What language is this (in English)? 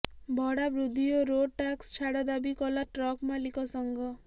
Odia